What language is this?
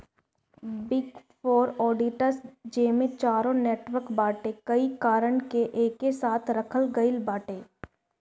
Bhojpuri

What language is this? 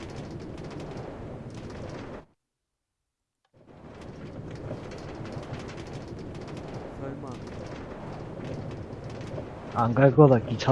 Korean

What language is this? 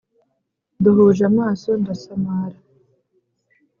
Kinyarwanda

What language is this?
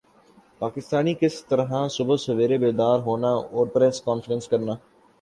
Urdu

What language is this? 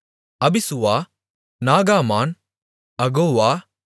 Tamil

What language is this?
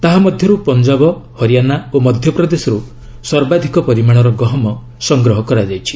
Odia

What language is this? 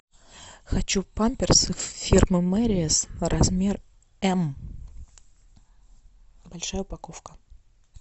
Russian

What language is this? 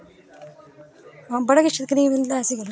Dogri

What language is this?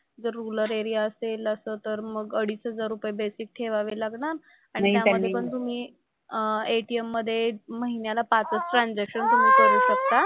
Marathi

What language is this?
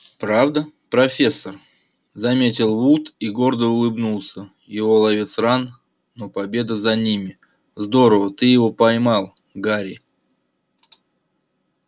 Russian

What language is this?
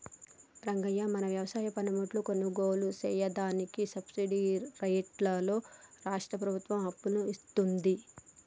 Telugu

